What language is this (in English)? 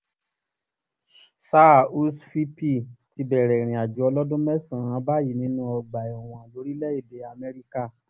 Yoruba